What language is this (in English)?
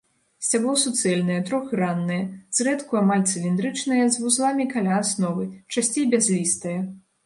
Belarusian